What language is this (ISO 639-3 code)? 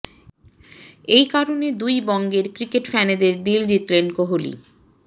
ben